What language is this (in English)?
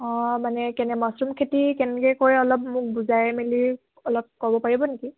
Assamese